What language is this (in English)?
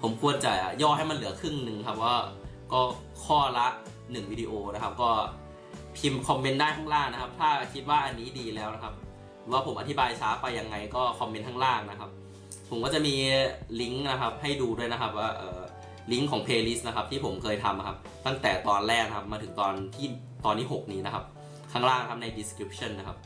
Thai